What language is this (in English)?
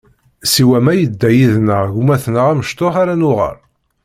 Kabyle